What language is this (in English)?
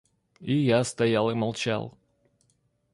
Russian